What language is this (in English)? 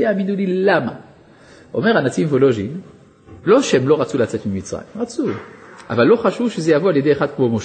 Hebrew